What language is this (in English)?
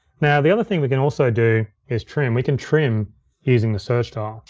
English